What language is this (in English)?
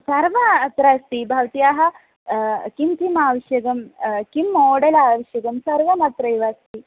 Sanskrit